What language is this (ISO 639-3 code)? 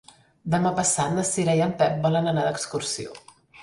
cat